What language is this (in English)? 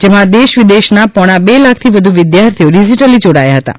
Gujarati